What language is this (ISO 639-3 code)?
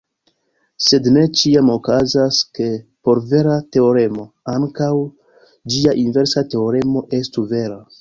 epo